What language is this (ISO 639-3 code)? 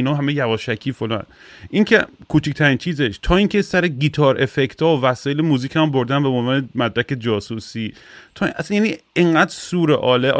fas